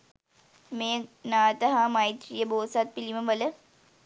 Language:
Sinhala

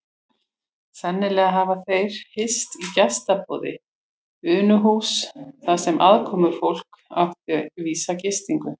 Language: Icelandic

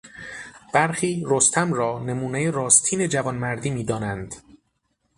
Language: Persian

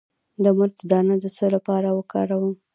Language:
Pashto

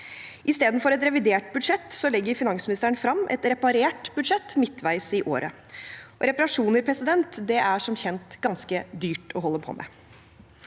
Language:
Norwegian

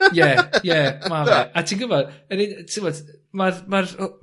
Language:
Welsh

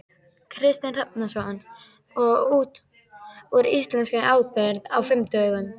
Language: Icelandic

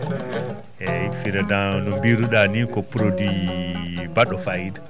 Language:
Fula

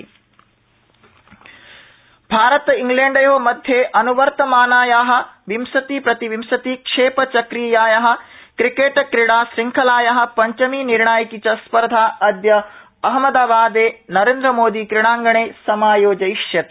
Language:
Sanskrit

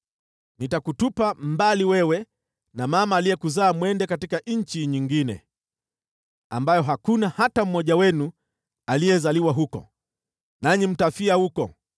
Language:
Swahili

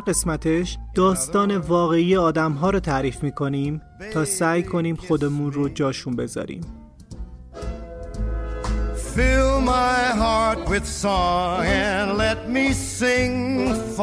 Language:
Persian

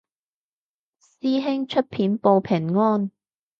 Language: Cantonese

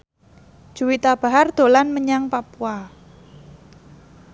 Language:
Javanese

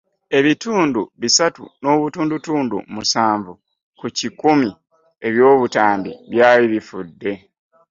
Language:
Ganda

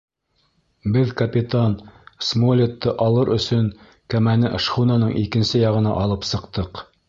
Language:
Bashkir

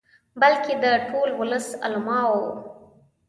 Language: Pashto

